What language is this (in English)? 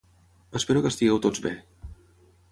Catalan